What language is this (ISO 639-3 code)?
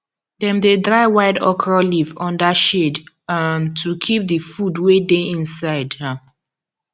pcm